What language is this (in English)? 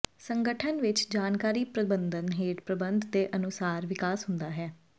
Punjabi